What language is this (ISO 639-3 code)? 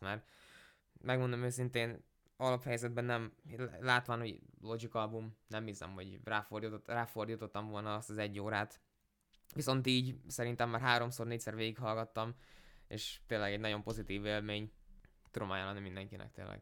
hun